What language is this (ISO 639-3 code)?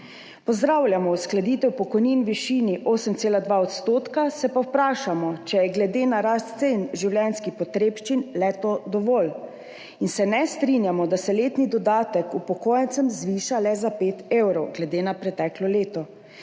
slv